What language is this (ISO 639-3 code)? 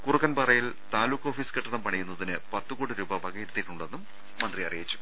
mal